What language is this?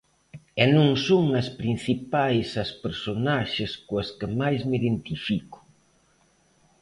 Galician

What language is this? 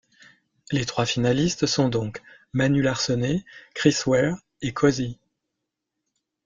French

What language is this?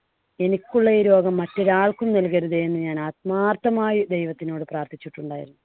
Malayalam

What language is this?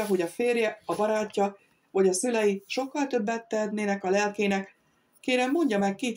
Hungarian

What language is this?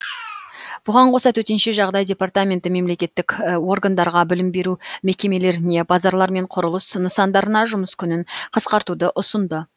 Kazakh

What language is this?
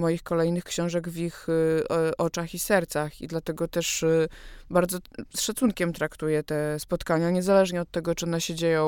Polish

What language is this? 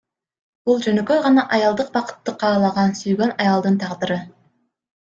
Kyrgyz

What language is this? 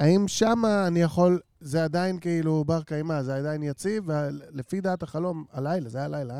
Hebrew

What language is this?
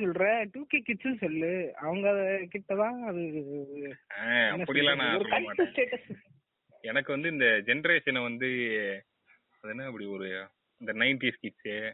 Tamil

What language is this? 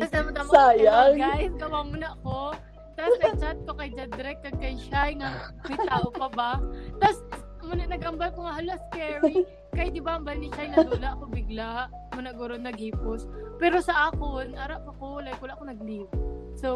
Filipino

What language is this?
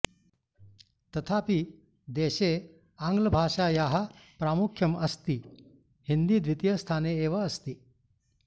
Sanskrit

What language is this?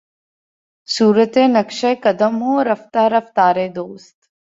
Urdu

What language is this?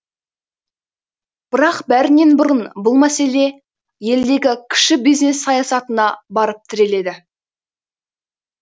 Kazakh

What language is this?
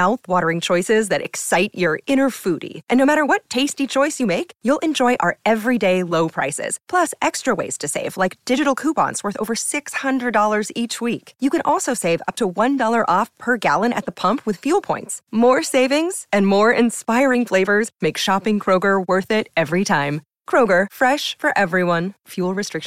Italian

